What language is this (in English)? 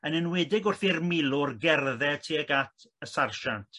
Welsh